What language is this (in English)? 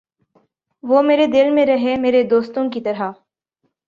Urdu